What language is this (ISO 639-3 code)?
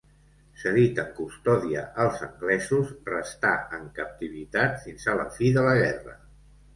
cat